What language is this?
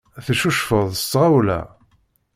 Kabyle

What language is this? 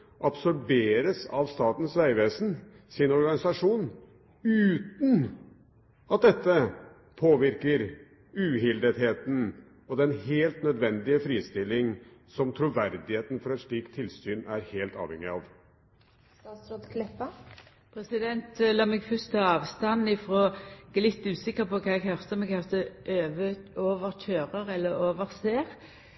Norwegian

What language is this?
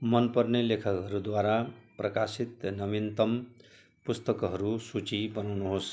Nepali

